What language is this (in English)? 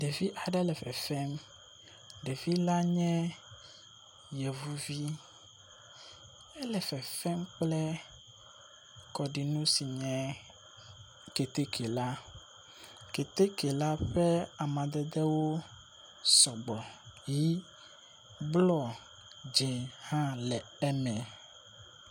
Ewe